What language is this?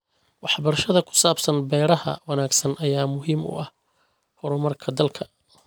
Somali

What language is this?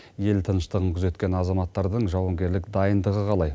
Kazakh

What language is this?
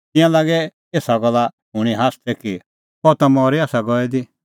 Kullu Pahari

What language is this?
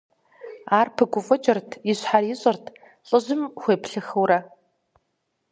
Kabardian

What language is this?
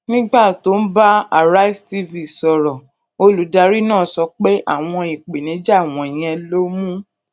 Yoruba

